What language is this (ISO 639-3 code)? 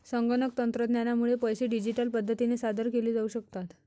mar